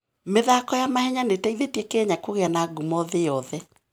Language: Kikuyu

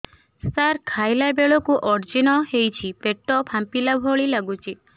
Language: Odia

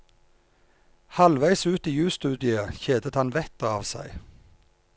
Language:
Norwegian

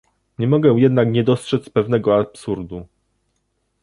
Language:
Polish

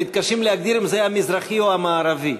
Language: Hebrew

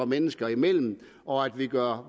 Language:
Danish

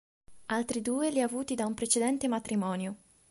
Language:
Italian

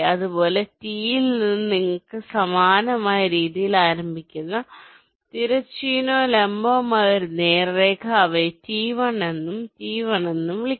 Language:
Malayalam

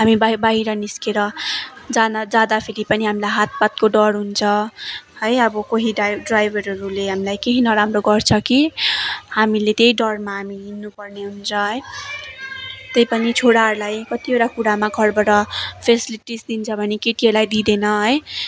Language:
Nepali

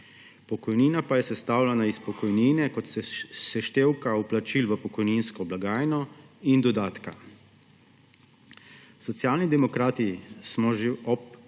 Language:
Slovenian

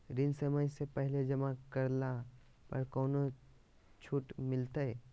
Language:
Magahi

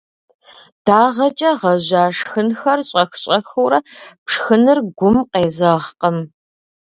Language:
Kabardian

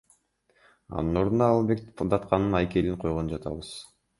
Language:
Kyrgyz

